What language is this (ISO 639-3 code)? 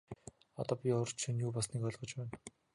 mon